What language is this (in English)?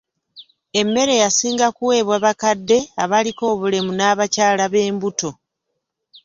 Ganda